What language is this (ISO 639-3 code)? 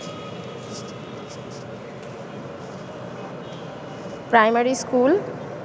ben